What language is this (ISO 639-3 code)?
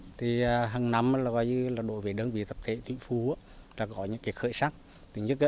vie